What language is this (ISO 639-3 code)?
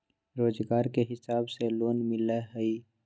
mag